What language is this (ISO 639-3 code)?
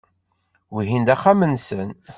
kab